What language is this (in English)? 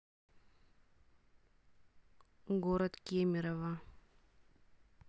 Russian